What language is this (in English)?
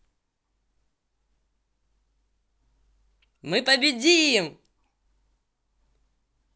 Russian